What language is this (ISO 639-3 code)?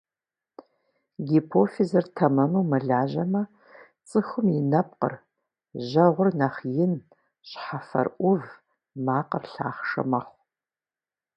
kbd